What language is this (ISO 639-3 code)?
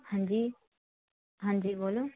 pan